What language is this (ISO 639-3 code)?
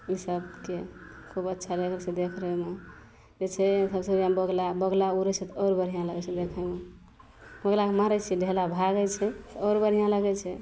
mai